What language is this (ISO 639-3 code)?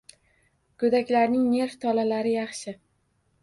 uzb